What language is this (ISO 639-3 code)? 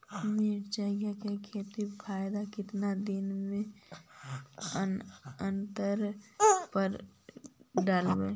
mag